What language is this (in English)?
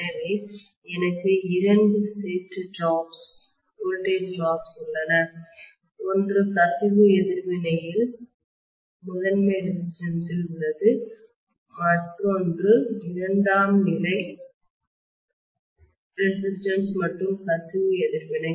Tamil